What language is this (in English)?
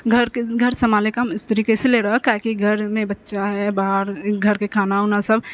Maithili